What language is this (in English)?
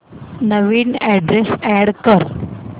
Marathi